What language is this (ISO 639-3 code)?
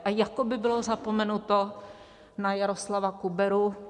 ces